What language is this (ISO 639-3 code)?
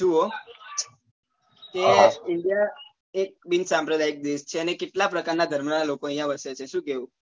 guj